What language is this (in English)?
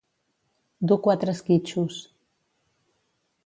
Catalan